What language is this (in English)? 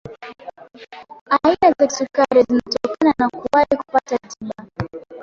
Swahili